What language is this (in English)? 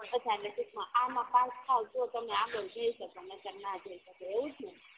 Gujarati